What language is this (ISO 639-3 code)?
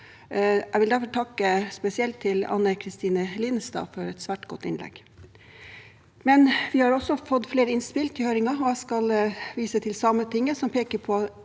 nor